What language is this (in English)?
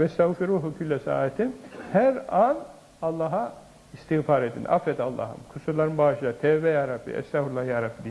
Turkish